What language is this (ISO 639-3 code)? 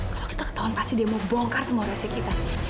ind